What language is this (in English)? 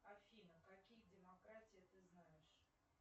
Russian